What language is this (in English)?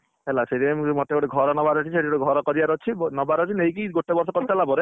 Odia